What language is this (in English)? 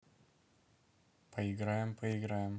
Russian